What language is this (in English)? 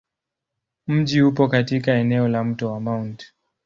Swahili